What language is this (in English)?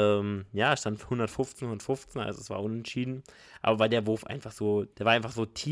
German